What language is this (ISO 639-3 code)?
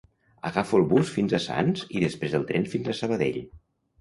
cat